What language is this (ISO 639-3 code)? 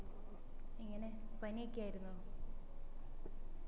mal